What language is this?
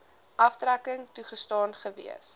Afrikaans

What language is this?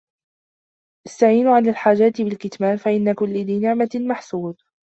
Arabic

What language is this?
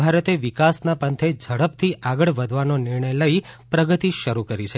Gujarati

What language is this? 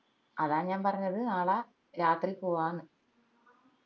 Malayalam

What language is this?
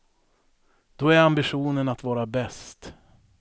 Swedish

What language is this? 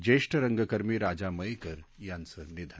Marathi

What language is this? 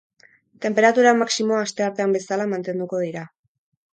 Basque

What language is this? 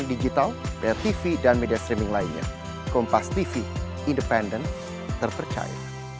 Indonesian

